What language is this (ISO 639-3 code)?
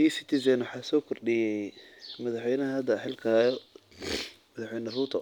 som